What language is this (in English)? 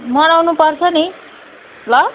Nepali